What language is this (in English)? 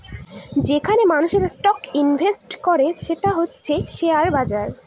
Bangla